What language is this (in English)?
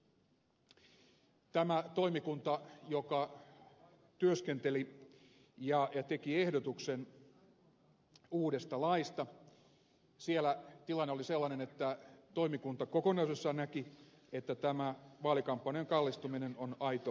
Finnish